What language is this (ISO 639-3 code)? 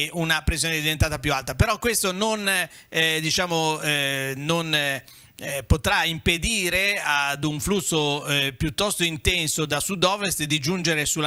ita